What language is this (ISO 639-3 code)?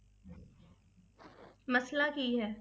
pan